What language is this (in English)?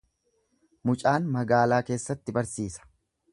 Oromo